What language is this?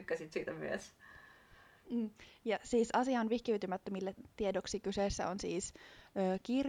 Finnish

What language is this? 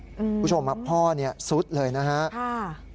Thai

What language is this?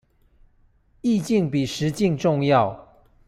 Chinese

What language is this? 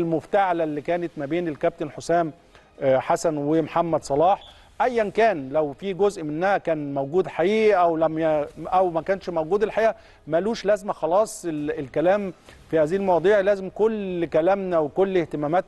Arabic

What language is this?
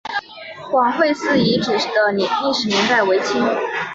Chinese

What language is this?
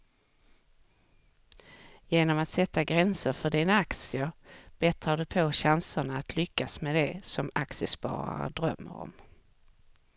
Swedish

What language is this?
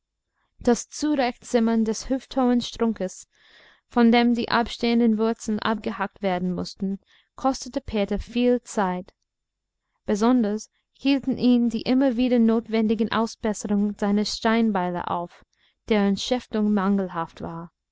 German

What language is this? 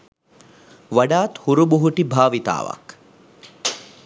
Sinhala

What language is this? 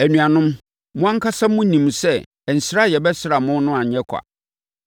Akan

